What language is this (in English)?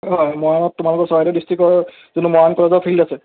Assamese